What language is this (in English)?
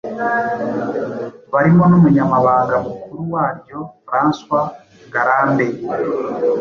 Kinyarwanda